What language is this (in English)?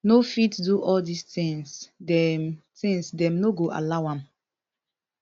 Nigerian Pidgin